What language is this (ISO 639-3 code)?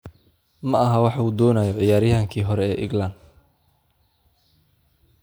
som